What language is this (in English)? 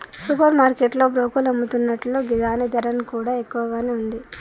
Telugu